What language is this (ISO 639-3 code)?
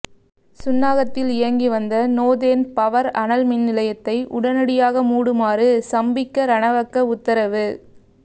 tam